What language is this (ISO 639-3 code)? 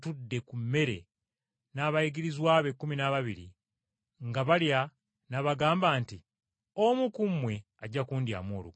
lug